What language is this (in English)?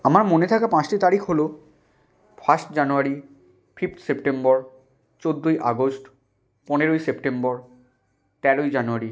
Bangla